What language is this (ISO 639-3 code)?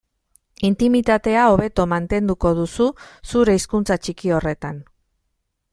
eus